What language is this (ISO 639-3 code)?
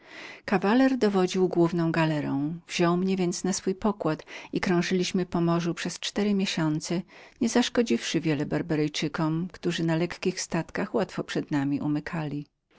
pol